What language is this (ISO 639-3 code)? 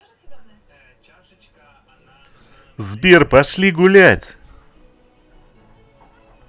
rus